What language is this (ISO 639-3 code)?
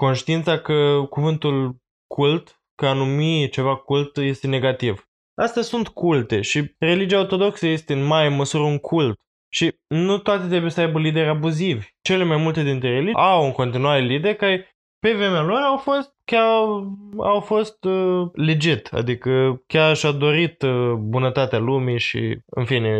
ron